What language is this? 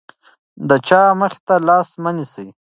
Pashto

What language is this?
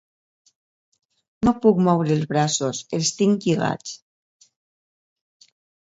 Catalan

